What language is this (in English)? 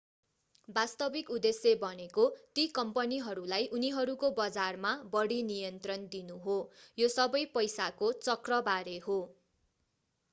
Nepali